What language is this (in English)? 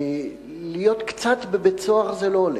Hebrew